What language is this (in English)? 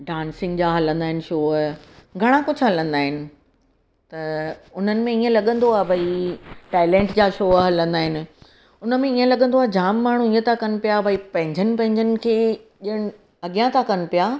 Sindhi